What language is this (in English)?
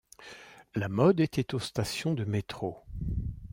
French